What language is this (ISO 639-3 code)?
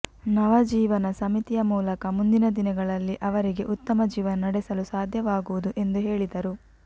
kan